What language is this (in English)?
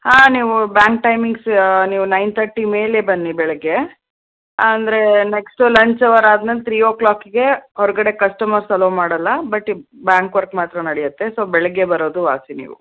Kannada